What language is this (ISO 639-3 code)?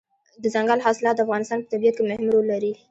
pus